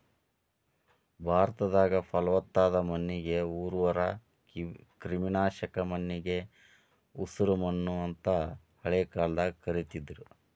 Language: Kannada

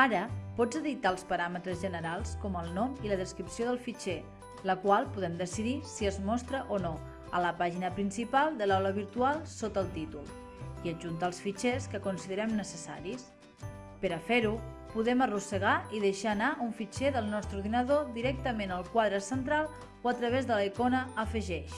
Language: Catalan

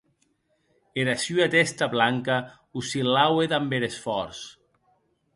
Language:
Occitan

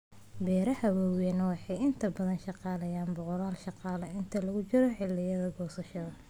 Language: Somali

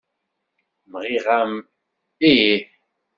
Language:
Kabyle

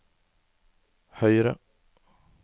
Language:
Norwegian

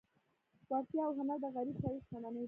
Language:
Pashto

